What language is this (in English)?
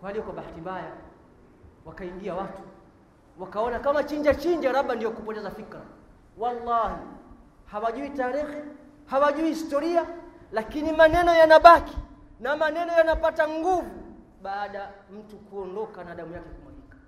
Swahili